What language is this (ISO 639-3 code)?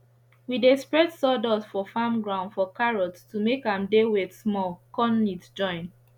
pcm